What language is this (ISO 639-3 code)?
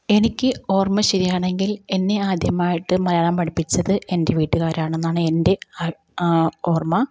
mal